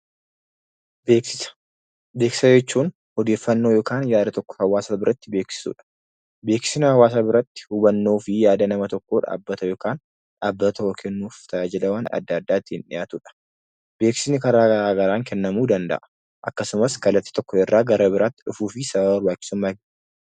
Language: Oromo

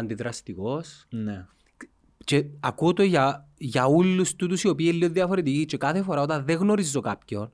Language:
Greek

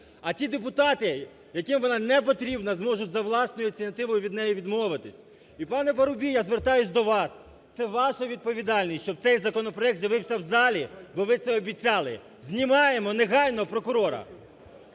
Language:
Ukrainian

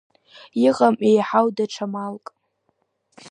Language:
Abkhazian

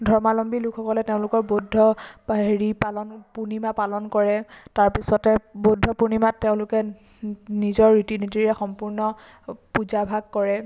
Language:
Assamese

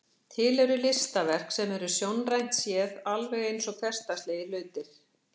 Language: Icelandic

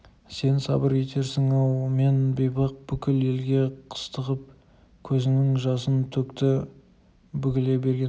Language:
Kazakh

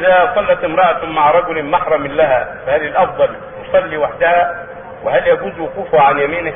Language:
Arabic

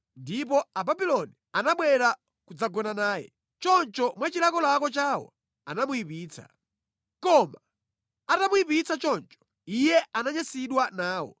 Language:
Nyanja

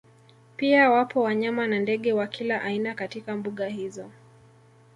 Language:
Swahili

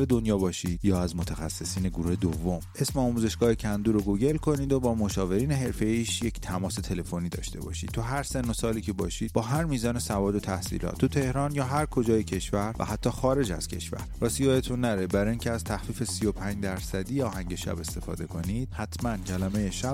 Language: Persian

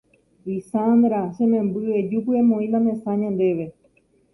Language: Guarani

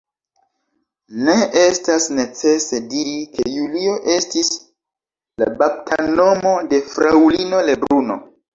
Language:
Esperanto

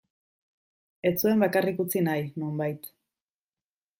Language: Basque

